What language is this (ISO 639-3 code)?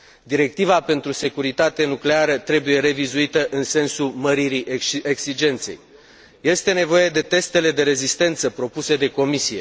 ron